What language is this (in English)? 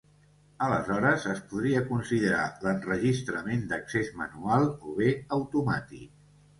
Catalan